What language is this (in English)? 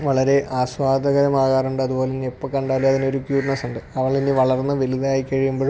Malayalam